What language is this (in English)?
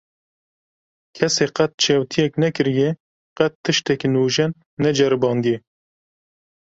Kurdish